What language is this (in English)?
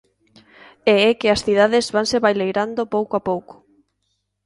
Galician